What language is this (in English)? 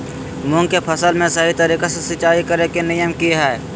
Magahi